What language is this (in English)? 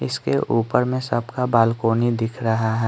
Hindi